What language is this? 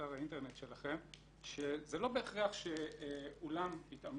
Hebrew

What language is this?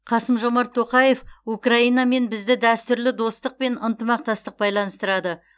Kazakh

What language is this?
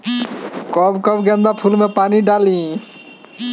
Bhojpuri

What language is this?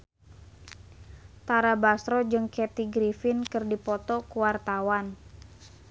Sundanese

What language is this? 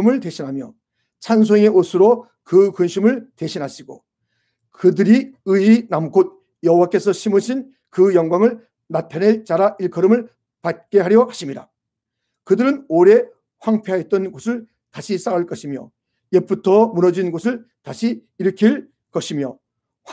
Korean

